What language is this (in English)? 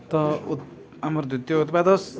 Odia